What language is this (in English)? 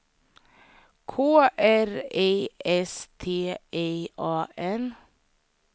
Swedish